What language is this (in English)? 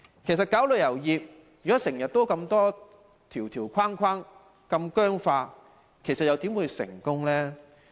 Cantonese